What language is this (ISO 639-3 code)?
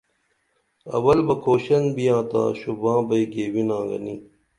dml